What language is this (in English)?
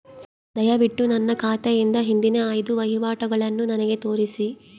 Kannada